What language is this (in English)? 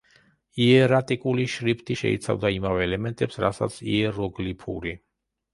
Georgian